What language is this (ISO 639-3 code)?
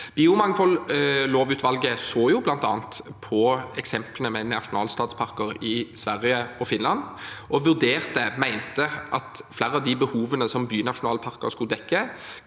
nor